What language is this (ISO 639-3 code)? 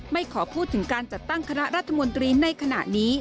tha